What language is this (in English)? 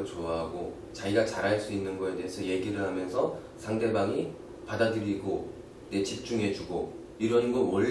Korean